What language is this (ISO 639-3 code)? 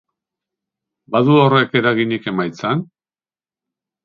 eus